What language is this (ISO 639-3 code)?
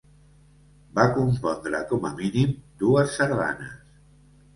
cat